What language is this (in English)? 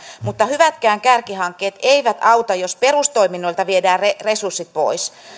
Finnish